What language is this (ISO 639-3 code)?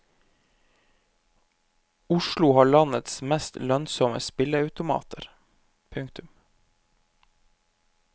nor